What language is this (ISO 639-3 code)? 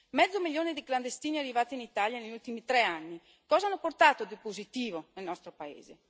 ita